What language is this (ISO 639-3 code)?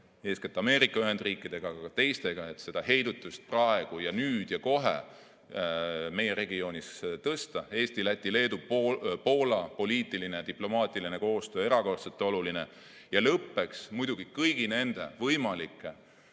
est